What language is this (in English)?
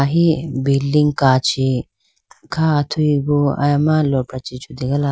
Idu-Mishmi